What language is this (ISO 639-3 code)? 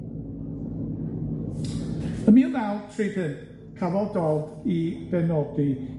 cym